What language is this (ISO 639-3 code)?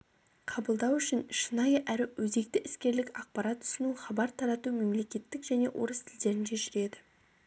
kaz